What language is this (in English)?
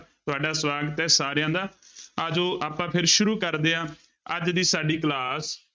Punjabi